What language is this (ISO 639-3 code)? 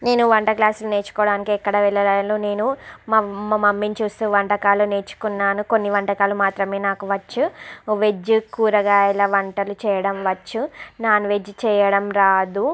tel